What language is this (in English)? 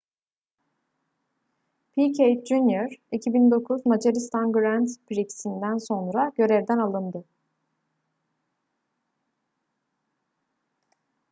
Turkish